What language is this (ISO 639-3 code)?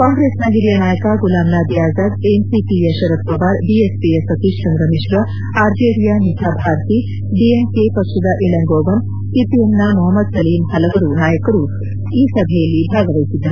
kan